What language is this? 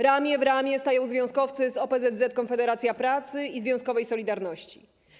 Polish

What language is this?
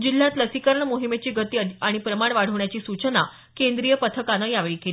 Marathi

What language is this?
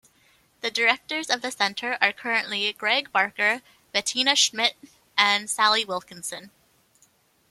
English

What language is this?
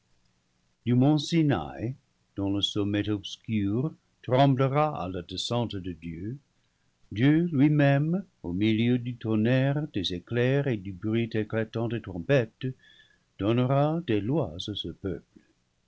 French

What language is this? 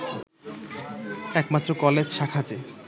Bangla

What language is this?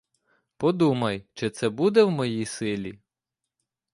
Ukrainian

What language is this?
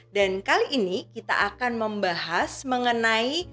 Indonesian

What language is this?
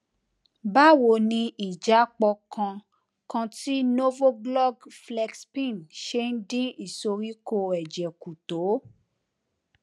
Yoruba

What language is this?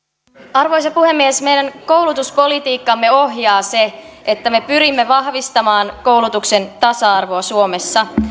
Finnish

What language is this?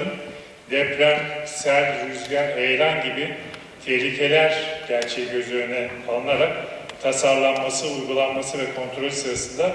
Turkish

